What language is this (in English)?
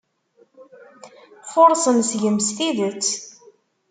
Kabyle